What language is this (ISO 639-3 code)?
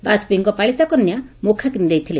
ori